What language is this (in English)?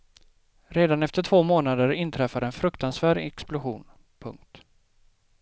Swedish